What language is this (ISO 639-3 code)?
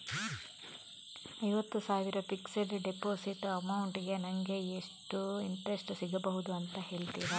kan